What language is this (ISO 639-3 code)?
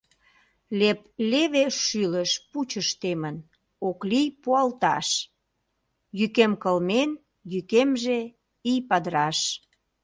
chm